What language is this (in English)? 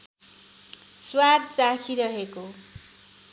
Nepali